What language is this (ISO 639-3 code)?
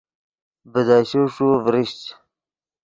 ydg